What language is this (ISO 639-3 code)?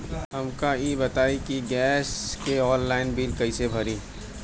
bho